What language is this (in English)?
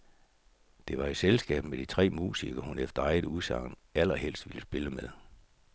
Danish